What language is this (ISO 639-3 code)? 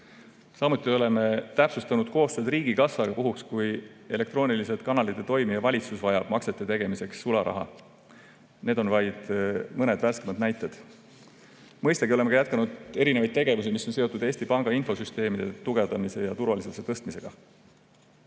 est